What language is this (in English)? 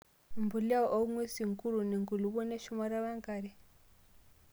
Masai